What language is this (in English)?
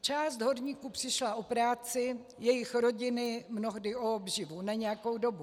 Czech